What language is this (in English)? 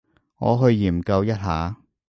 Cantonese